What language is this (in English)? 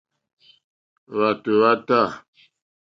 Mokpwe